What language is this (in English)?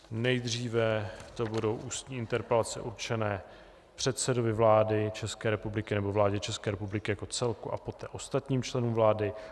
Czech